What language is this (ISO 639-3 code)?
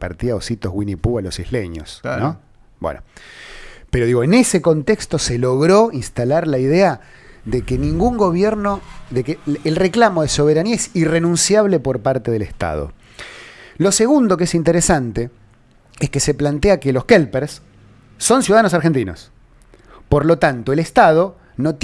spa